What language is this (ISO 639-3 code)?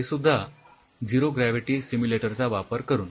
mar